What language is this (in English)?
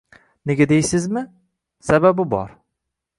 Uzbek